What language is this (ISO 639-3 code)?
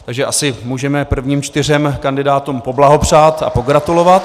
ces